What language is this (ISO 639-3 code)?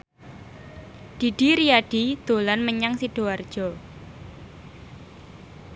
jav